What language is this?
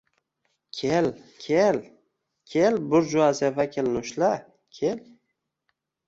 Uzbek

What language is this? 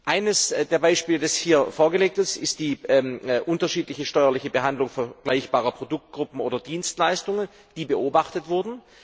German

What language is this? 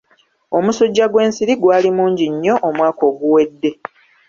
Ganda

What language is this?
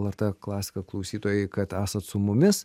Lithuanian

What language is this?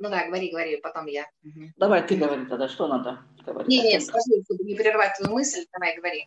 Russian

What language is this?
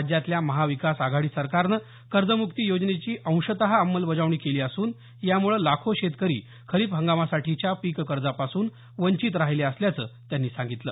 Marathi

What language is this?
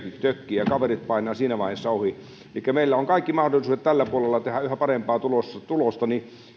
Finnish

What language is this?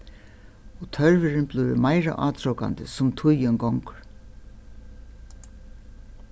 Faroese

